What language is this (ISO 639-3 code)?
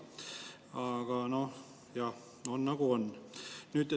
est